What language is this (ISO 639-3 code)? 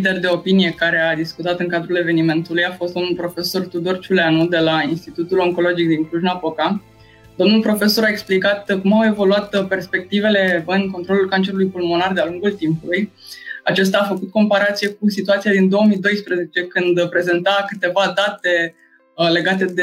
ron